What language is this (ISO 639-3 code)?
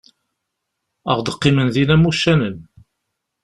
kab